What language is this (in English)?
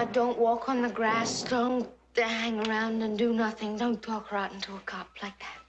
English